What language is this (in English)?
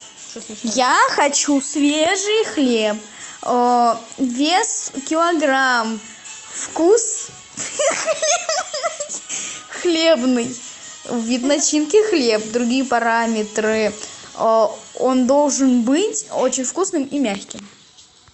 Russian